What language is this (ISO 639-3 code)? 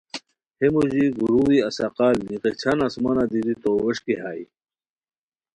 khw